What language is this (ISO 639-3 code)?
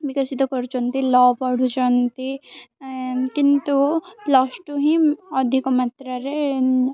ori